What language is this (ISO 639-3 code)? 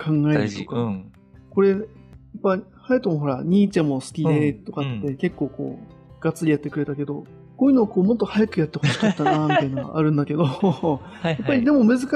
jpn